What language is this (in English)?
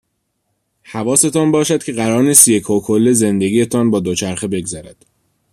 Persian